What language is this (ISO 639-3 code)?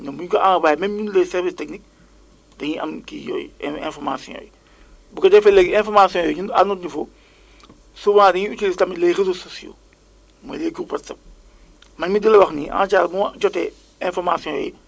wol